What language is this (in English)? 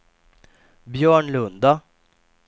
Swedish